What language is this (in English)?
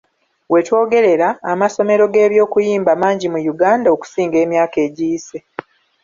Ganda